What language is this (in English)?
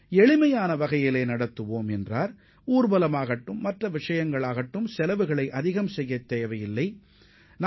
Tamil